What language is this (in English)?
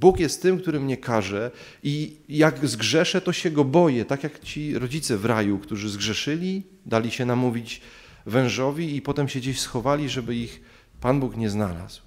Polish